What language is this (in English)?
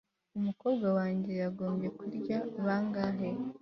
Kinyarwanda